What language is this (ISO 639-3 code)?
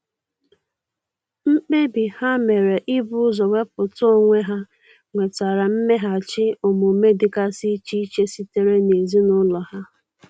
ibo